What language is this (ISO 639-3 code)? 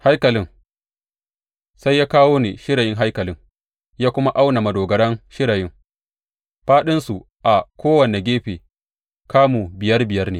hau